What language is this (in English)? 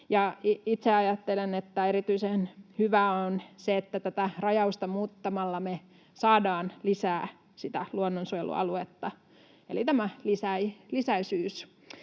Finnish